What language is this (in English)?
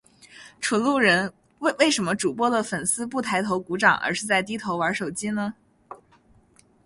Chinese